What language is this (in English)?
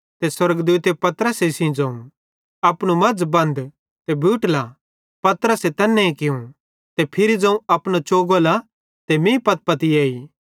Bhadrawahi